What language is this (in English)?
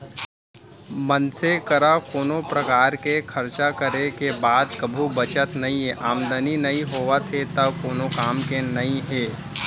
Chhattisgarhi